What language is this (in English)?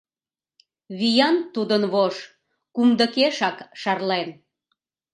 Mari